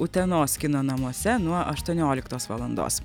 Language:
Lithuanian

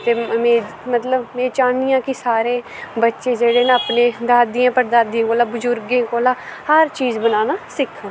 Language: Dogri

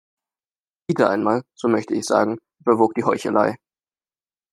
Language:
German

